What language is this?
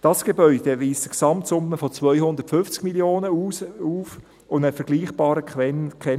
Swiss German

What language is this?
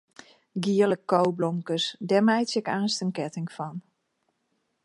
Western Frisian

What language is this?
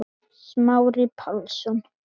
Icelandic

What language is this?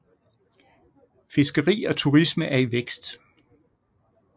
Danish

